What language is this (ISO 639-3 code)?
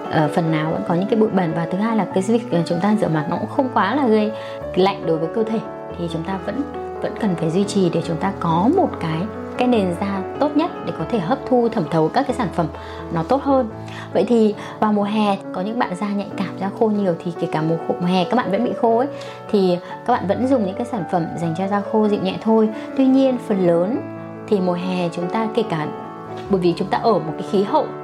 vie